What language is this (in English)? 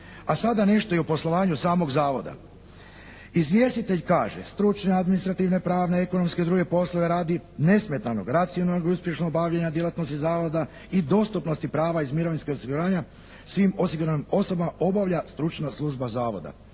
Croatian